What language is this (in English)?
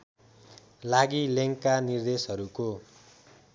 Nepali